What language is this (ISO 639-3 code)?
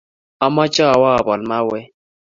kln